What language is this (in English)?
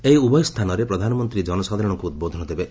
Odia